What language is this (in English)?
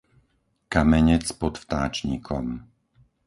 Slovak